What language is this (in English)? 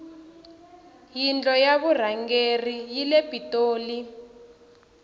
Tsonga